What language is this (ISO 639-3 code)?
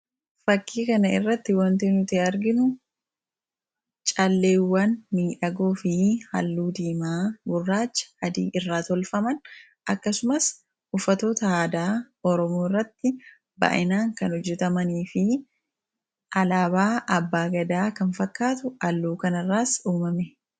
orm